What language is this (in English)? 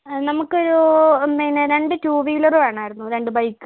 Malayalam